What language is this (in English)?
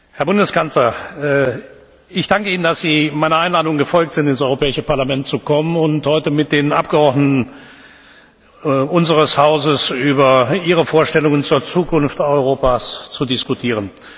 German